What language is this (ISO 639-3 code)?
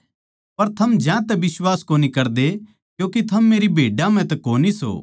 bgc